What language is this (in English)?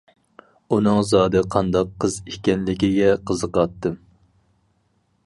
Uyghur